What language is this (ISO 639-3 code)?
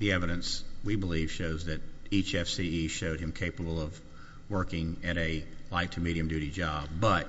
eng